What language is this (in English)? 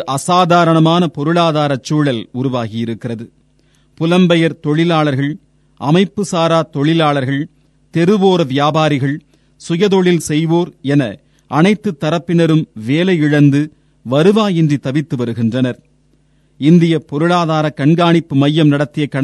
Tamil